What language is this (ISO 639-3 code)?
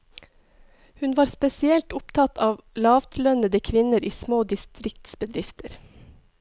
nor